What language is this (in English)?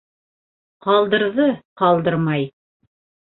Bashkir